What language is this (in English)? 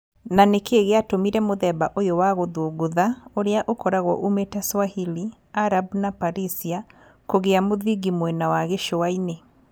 Kikuyu